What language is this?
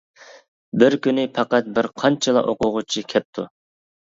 Uyghur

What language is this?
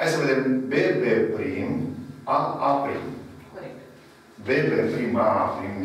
Romanian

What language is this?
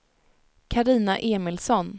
Swedish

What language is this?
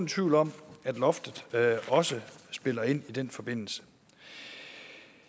Danish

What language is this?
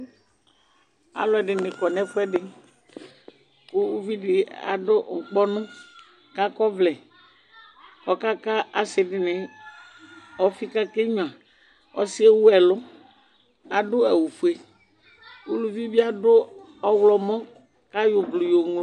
Ikposo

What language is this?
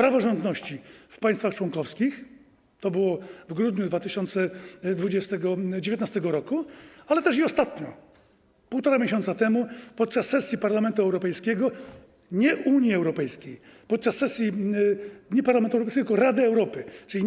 Polish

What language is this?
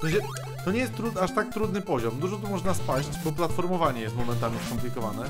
Polish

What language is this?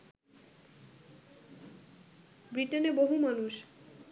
Bangla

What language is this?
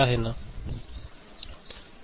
Marathi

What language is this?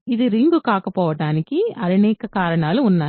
Telugu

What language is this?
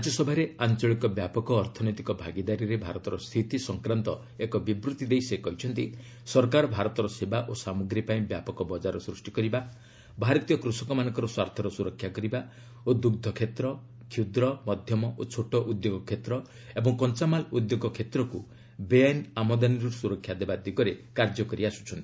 Odia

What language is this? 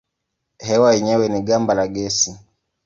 Swahili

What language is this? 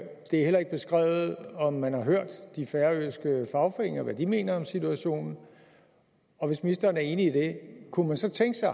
Danish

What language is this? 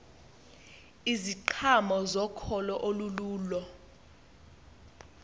Xhosa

